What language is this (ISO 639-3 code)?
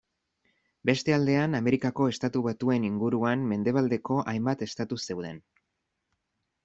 eus